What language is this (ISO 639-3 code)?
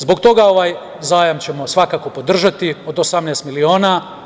srp